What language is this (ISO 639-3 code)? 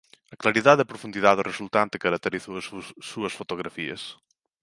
glg